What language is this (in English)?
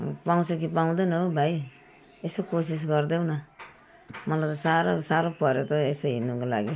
Nepali